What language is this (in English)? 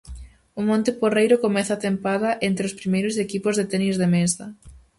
Galician